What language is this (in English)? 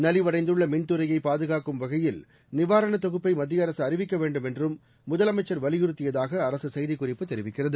Tamil